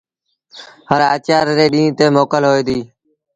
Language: Sindhi Bhil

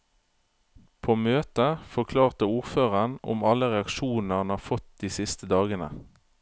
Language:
Norwegian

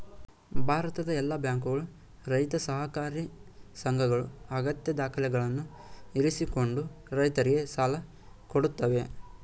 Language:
Kannada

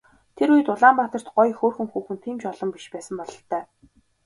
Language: Mongolian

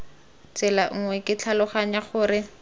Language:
Tswana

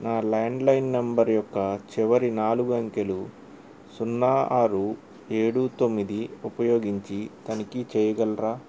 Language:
Telugu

